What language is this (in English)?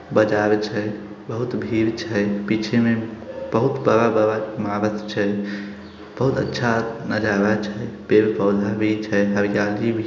Magahi